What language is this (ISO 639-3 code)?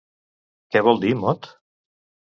cat